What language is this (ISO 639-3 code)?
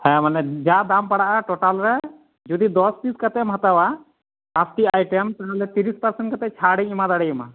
sat